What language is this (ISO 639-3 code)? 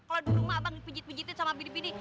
ind